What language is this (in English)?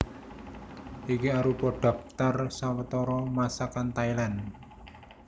Javanese